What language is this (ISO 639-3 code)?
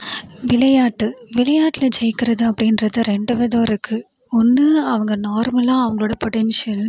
tam